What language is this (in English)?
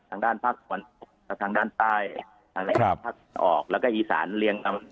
Thai